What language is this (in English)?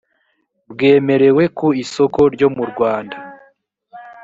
Kinyarwanda